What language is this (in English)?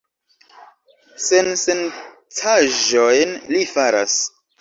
Esperanto